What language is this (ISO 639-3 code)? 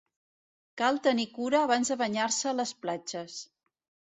cat